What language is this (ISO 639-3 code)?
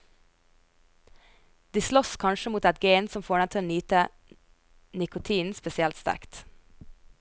nor